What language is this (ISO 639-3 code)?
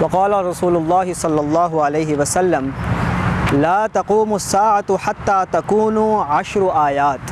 ind